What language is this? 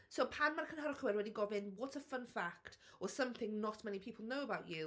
Welsh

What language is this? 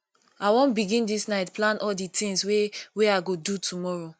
Nigerian Pidgin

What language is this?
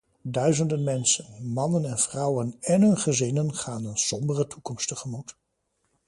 Dutch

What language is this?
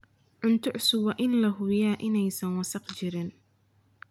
Somali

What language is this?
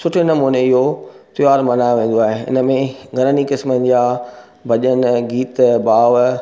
Sindhi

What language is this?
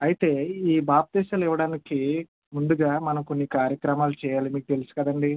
Telugu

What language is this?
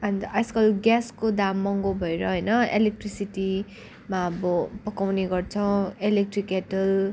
Nepali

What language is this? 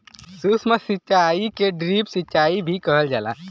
Bhojpuri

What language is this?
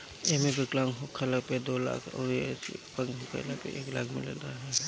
Bhojpuri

